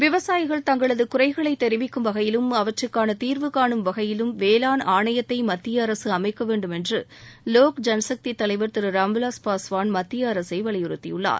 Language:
Tamil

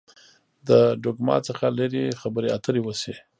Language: Pashto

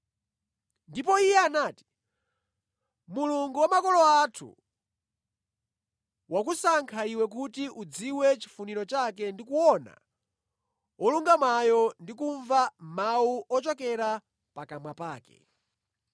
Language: Nyanja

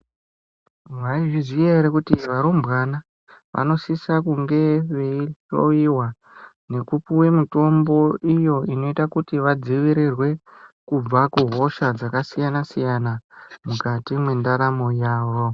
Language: Ndau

